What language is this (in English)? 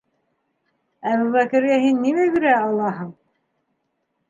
Bashkir